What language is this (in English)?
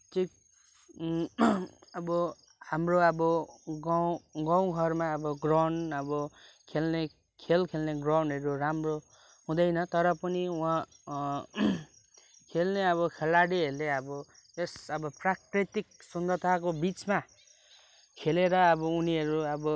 Nepali